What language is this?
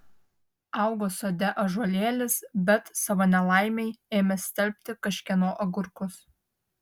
Lithuanian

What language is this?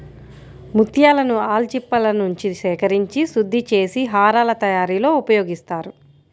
Telugu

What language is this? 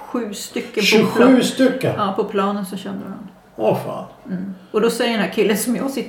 Swedish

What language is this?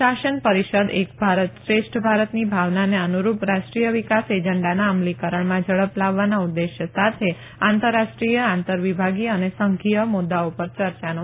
Gujarati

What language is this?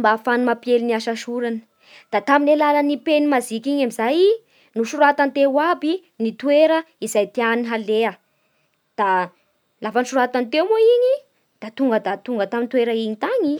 Bara Malagasy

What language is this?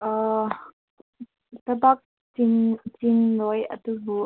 Manipuri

